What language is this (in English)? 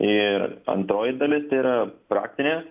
Lithuanian